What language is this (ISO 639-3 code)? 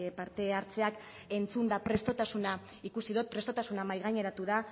eus